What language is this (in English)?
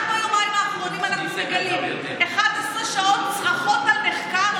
Hebrew